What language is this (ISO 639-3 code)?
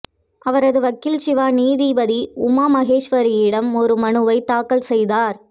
tam